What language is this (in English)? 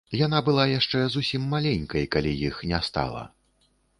Belarusian